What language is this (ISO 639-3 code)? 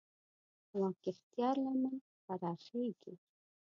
pus